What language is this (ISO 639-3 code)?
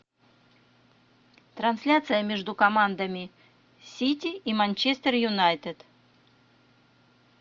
rus